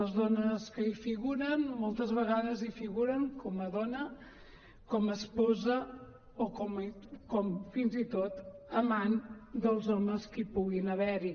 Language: Catalan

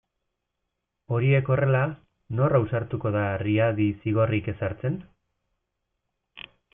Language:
Basque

